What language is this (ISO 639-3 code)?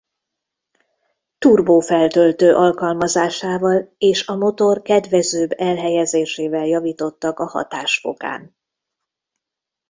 hun